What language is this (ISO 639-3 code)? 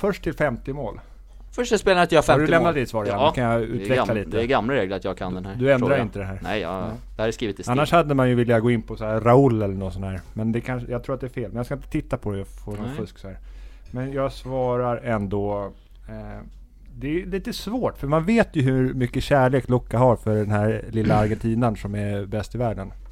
swe